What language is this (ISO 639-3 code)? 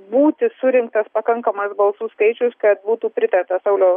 lit